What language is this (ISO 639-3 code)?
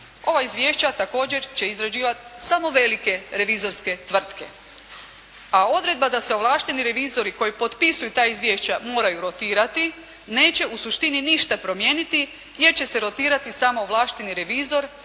hrv